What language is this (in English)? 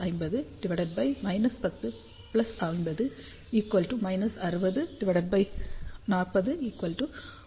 Tamil